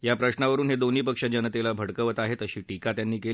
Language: Marathi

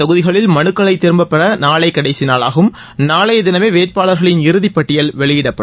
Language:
Tamil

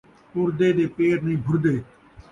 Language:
Saraiki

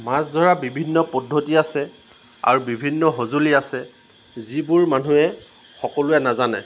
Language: Assamese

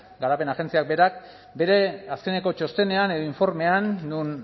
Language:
Basque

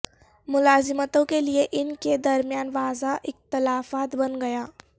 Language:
Urdu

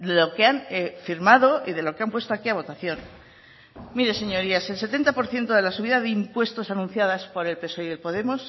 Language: Spanish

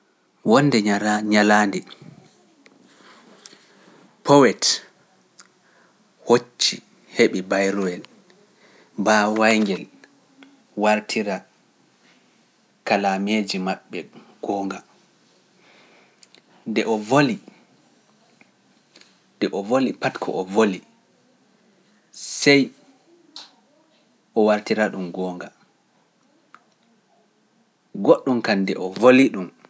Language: Pular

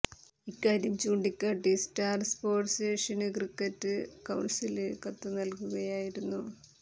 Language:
Malayalam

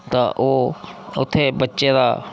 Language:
Dogri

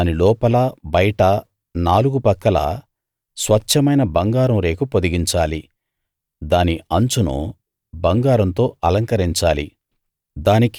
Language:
Telugu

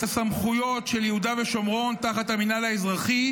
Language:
Hebrew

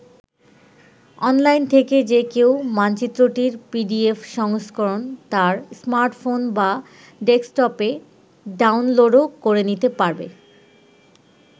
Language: Bangla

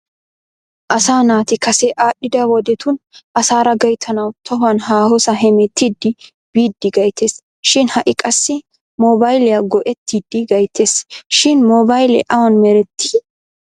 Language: Wolaytta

